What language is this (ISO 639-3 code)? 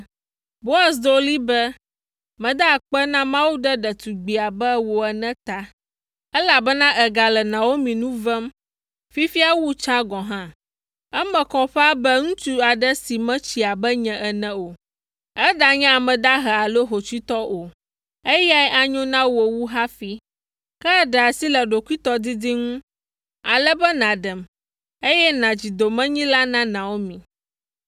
ewe